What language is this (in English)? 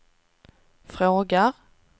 Swedish